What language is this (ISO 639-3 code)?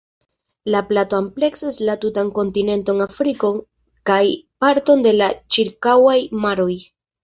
epo